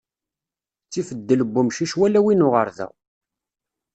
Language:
Kabyle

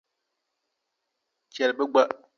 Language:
Dagbani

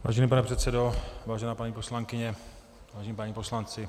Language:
Czech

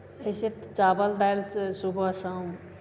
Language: Maithili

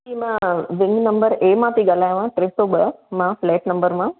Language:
Sindhi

